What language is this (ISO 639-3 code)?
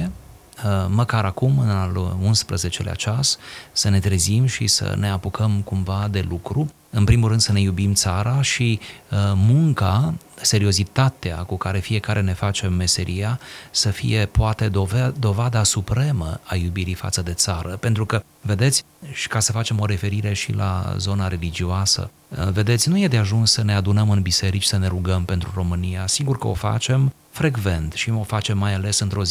ron